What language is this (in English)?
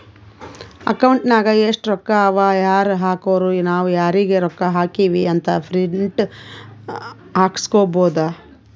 Kannada